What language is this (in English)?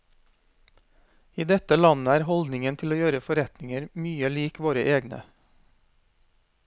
Norwegian